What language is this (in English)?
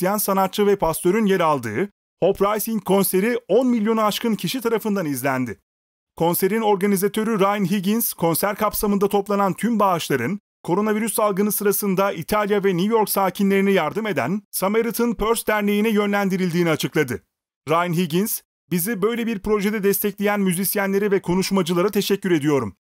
Turkish